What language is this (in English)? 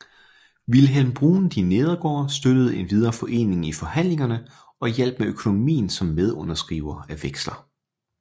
Danish